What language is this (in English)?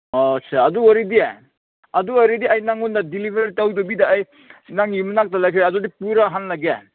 Manipuri